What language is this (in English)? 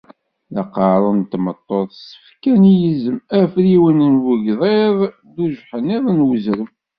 Kabyle